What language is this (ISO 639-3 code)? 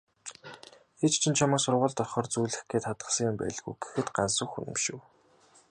mon